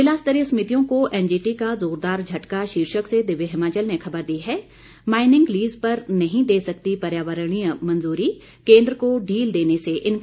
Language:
Hindi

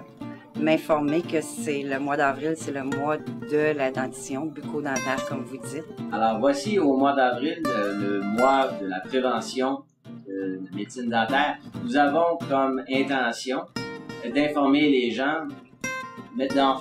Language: French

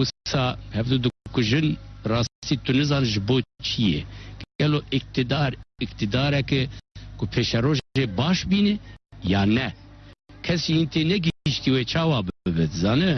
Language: Turkish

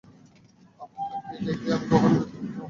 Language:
Bangla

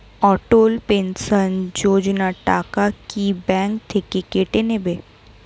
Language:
Bangla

